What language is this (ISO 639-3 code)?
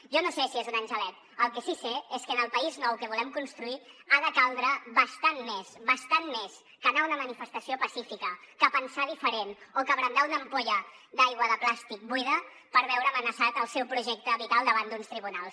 cat